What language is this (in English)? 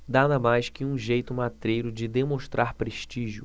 Portuguese